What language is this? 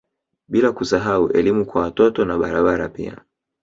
Swahili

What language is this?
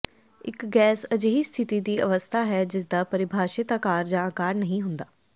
Punjabi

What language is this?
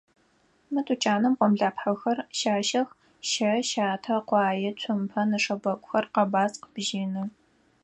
Adyghe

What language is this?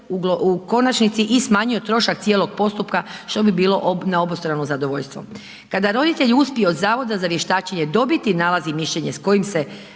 Croatian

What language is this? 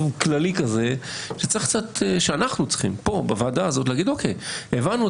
Hebrew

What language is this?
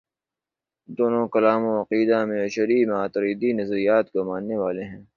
Urdu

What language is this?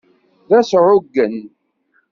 Kabyle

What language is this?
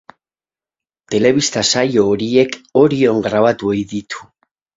Basque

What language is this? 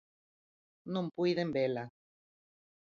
Galician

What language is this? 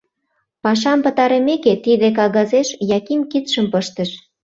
Mari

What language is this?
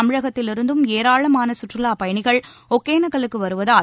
Tamil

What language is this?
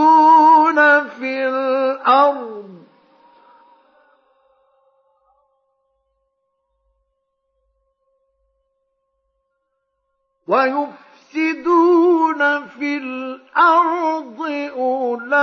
Arabic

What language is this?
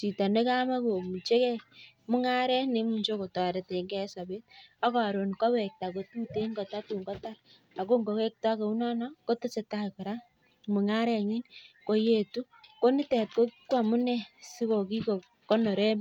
Kalenjin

